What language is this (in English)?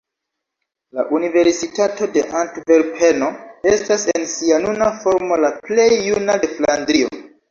Esperanto